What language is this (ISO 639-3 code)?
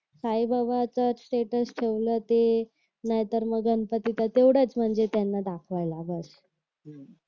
mar